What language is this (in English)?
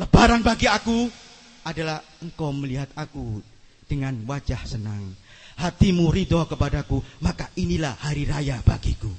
Indonesian